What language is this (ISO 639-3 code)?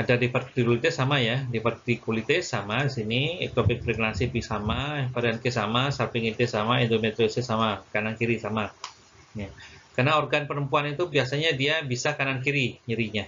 ind